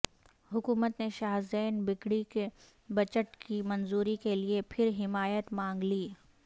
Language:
Urdu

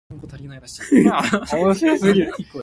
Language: Min Nan Chinese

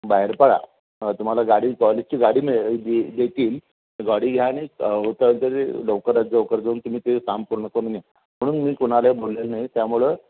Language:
Marathi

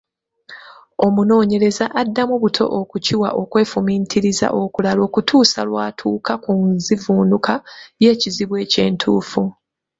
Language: Ganda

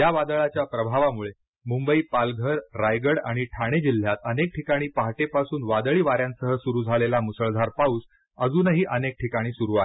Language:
Marathi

